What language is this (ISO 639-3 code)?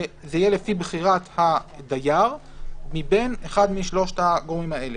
heb